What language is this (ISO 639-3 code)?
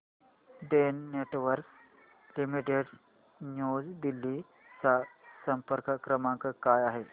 mar